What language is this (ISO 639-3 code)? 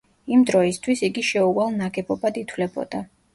kat